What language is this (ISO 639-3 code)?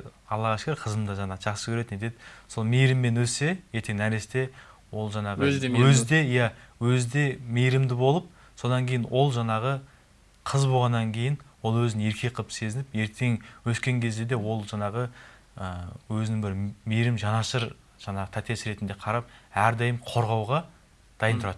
tur